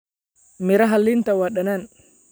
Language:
Somali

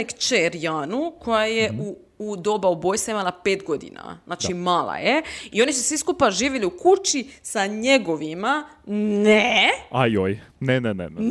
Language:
Croatian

